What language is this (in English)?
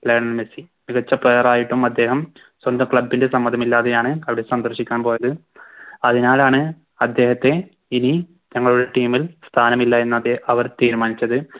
Malayalam